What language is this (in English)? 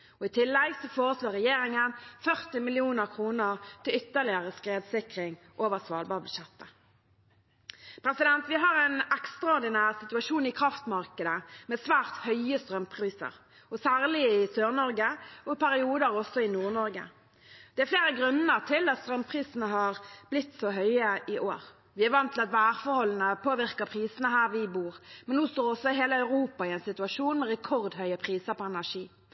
Norwegian Bokmål